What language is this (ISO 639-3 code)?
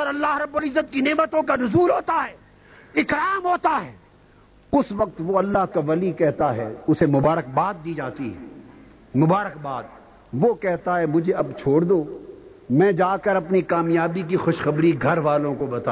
urd